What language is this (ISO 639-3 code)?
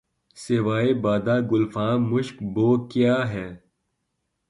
urd